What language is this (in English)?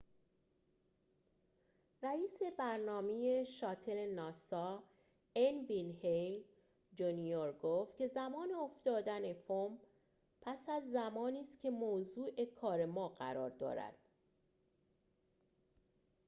Persian